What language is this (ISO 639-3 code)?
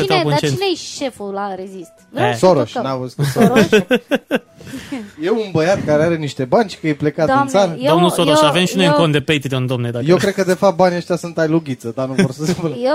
ron